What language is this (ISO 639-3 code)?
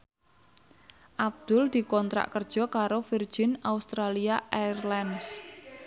jav